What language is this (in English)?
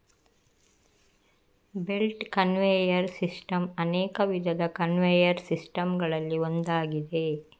Kannada